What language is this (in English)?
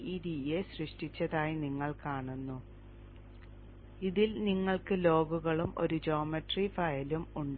Malayalam